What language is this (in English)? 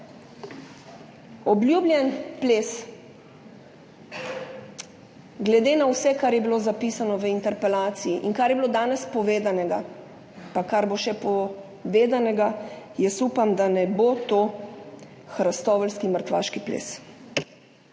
Slovenian